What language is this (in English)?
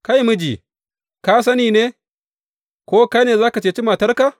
Hausa